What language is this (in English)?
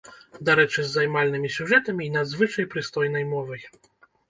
Belarusian